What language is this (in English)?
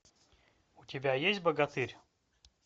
Russian